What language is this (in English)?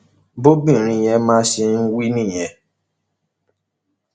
Yoruba